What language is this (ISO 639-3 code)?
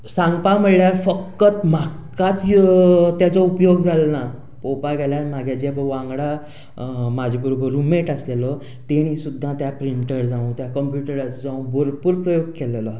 kok